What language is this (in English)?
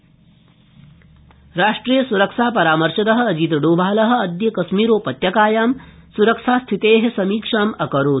Sanskrit